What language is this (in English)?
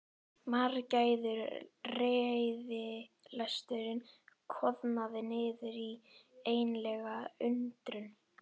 Icelandic